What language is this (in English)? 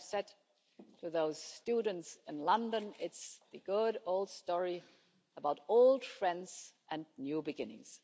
English